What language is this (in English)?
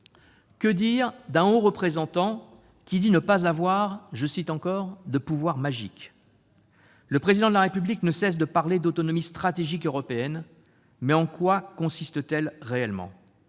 French